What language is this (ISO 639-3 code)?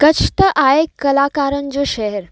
snd